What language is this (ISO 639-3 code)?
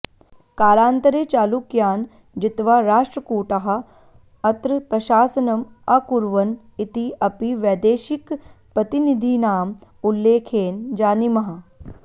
san